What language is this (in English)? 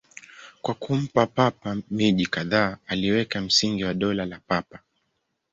Swahili